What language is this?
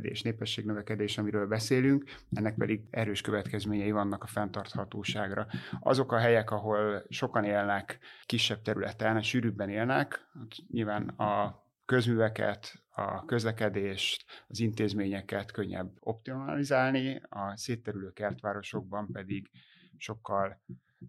Hungarian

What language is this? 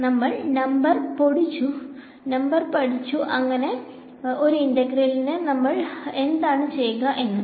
Malayalam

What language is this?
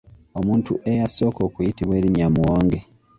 Ganda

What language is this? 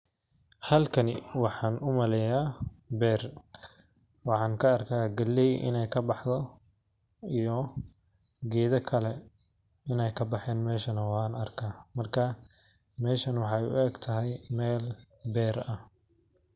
Somali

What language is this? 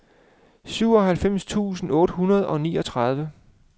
Danish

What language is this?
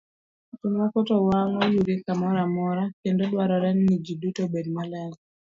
Luo (Kenya and Tanzania)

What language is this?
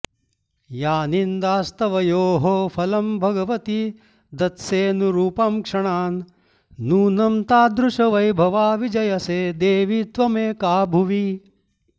Sanskrit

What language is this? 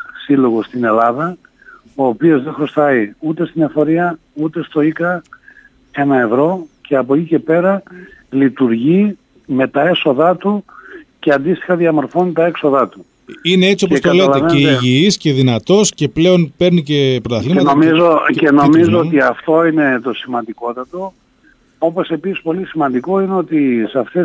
Greek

